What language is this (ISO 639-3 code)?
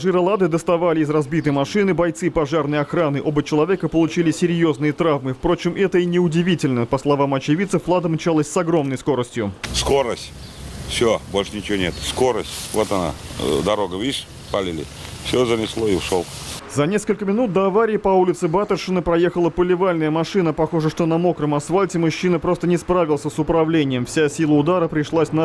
rus